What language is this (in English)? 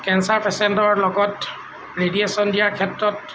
Assamese